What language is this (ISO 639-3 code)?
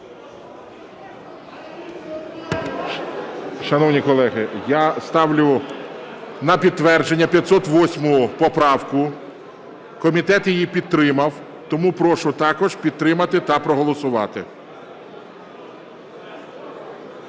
ukr